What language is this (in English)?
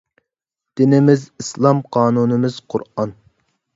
Uyghur